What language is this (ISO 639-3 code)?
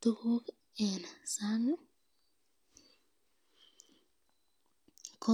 kln